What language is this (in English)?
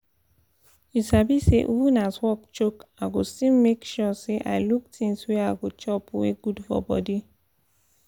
Nigerian Pidgin